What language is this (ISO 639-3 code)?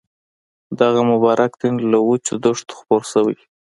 pus